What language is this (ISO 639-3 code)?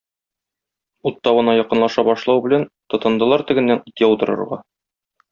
tat